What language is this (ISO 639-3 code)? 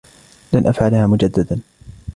ara